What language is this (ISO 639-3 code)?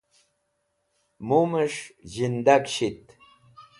wbl